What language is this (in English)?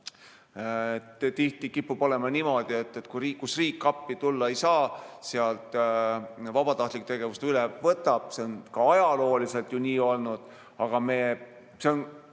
Estonian